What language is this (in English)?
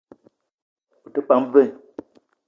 Eton (Cameroon)